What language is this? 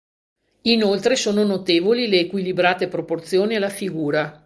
Italian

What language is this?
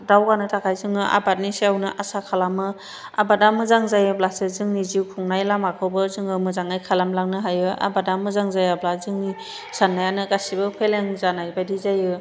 Bodo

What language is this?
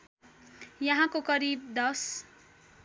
Nepali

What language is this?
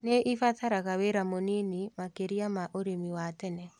Kikuyu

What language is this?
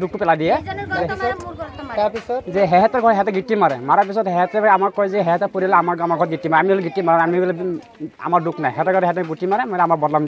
Russian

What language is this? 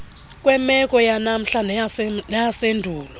Xhosa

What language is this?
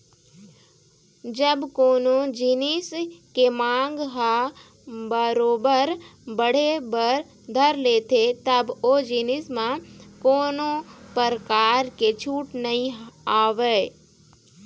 Chhattisgarhi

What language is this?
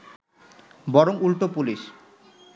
Bangla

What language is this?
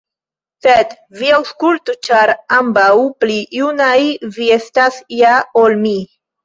Esperanto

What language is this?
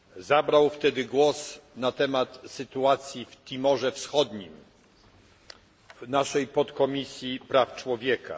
Polish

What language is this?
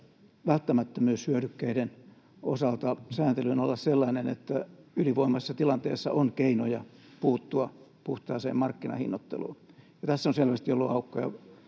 Finnish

